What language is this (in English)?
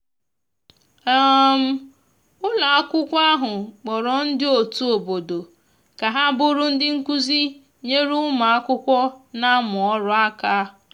Igbo